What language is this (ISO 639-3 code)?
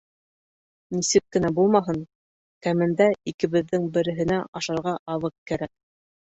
bak